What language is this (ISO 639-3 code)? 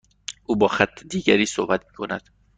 fas